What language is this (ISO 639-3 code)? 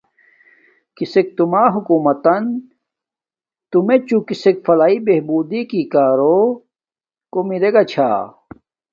dmk